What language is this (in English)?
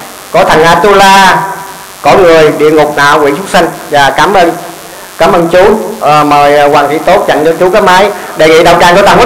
Vietnamese